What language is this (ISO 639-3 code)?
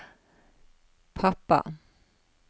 nor